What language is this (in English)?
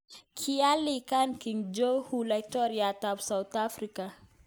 Kalenjin